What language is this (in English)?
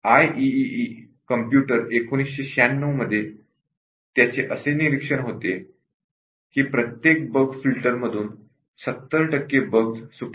Marathi